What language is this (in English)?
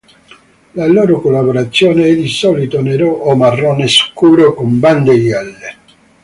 Italian